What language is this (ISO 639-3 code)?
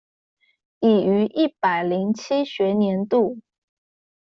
zho